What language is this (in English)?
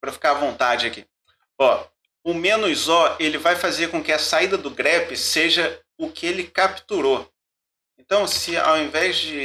Portuguese